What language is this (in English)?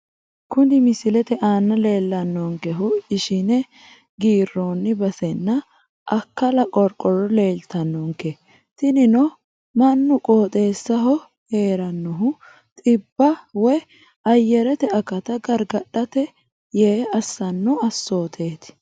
Sidamo